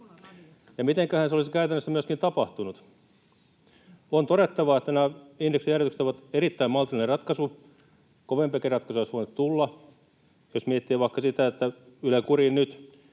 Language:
Finnish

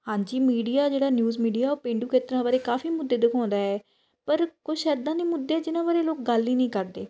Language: Punjabi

